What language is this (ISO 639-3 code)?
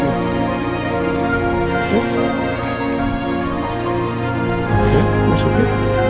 ind